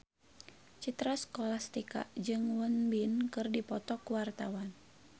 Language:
Sundanese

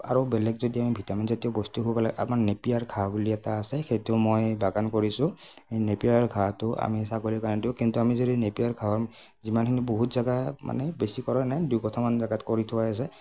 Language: Assamese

